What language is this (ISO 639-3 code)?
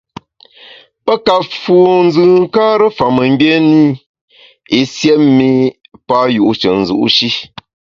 bax